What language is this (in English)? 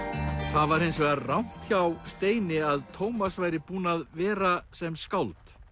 Icelandic